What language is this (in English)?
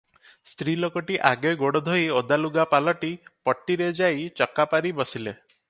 Odia